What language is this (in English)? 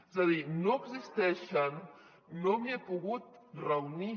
Catalan